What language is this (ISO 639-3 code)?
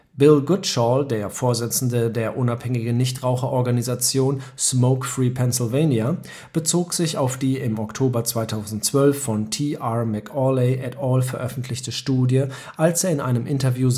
deu